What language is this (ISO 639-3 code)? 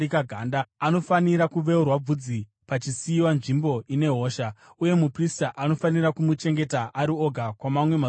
sna